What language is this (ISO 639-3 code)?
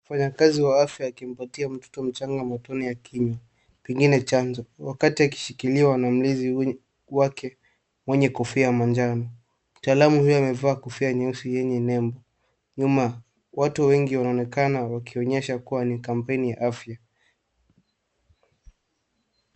swa